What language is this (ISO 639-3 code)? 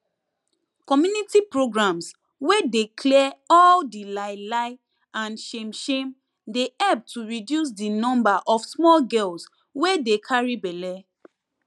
pcm